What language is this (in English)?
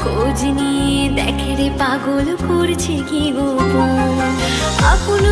Bangla